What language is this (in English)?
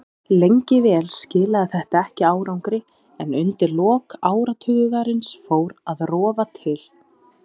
Icelandic